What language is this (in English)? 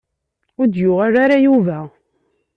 Kabyle